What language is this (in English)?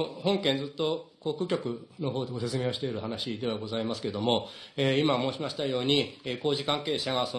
Japanese